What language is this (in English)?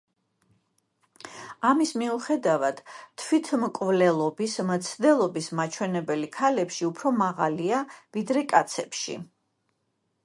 Georgian